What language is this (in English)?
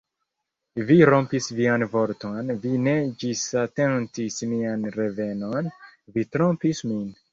Esperanto